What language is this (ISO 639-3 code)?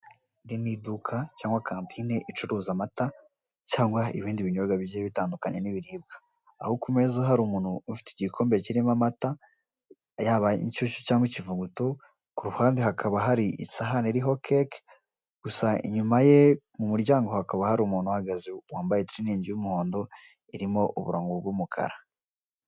kin